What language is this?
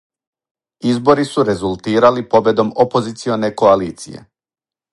Serbian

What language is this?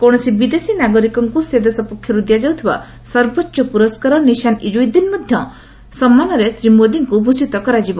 Odia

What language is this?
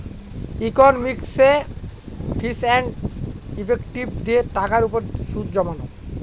Bangla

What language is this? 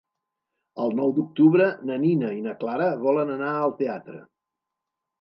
Catalan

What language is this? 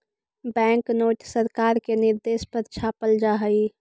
Magahi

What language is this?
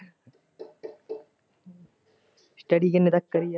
Punjabi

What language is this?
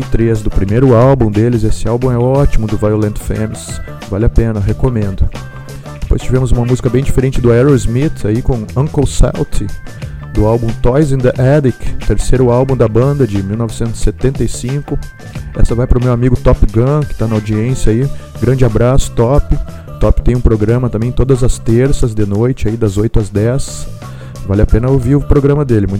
Portuguese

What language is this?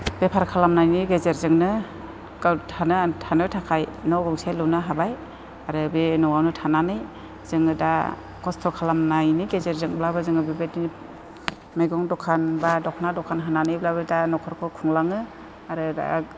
Bodo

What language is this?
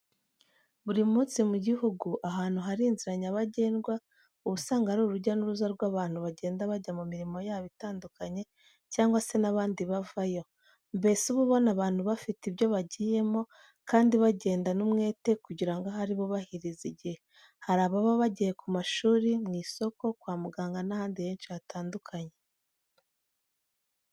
Kinyarwanda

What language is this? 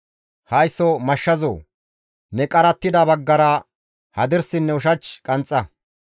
Gamo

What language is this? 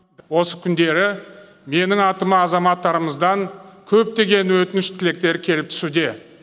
Kazakh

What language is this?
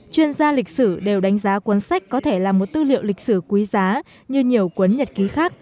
Vietnamese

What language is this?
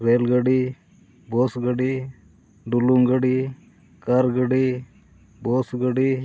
Santali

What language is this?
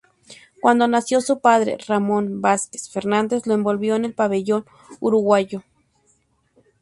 Spanish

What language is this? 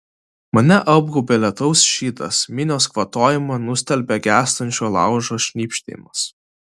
Lithuanian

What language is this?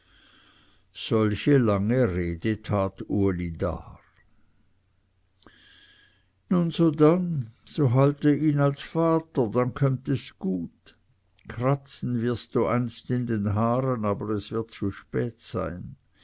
German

